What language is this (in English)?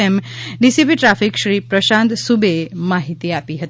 Gujarati